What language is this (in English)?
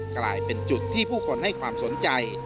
Thai